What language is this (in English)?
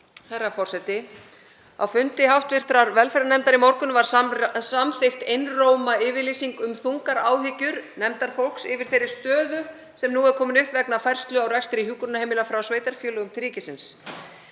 Icelandic